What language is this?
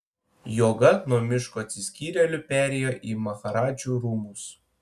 Lithuanian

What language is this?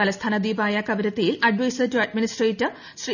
Malayalam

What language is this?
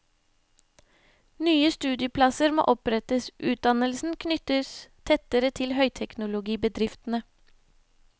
Norwegian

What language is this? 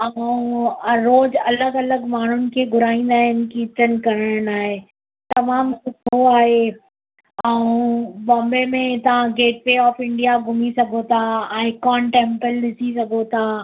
Sindhi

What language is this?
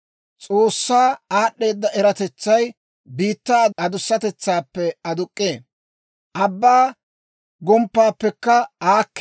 Dawro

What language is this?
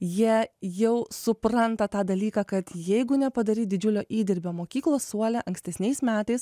Lithuanian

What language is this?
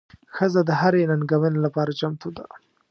Pashto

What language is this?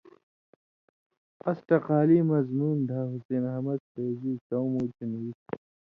Indus Kohistani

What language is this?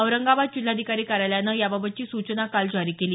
Marathi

